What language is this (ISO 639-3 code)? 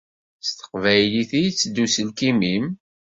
kab